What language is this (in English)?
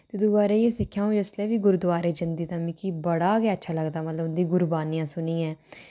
Dogri